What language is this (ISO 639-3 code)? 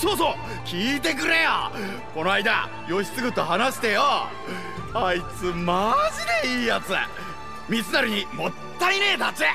jpn